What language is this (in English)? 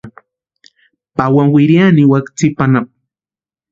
Western Highland Purepecha